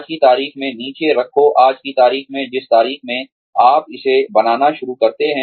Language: Hindi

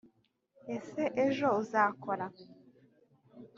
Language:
Kinyarwanda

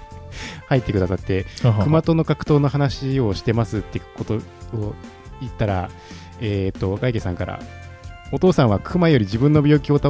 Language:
Japanese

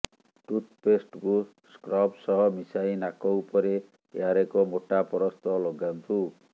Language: Odia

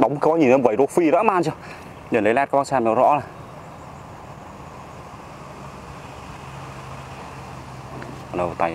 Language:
Vietnamese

